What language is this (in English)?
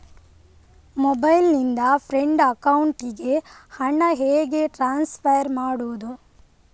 Kannada